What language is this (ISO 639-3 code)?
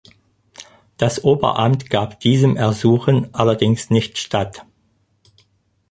deu